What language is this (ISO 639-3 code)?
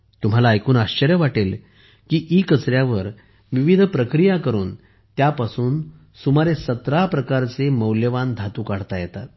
mar